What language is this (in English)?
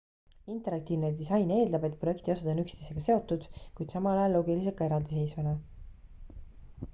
Estonian